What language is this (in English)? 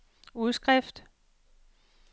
Danish